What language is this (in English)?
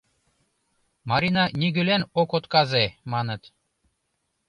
Mari